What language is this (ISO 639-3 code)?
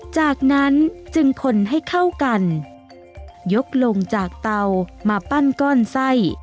tha